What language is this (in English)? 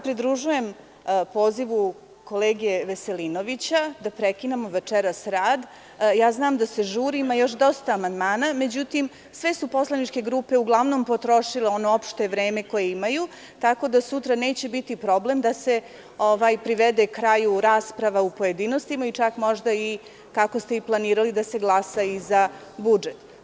Serbian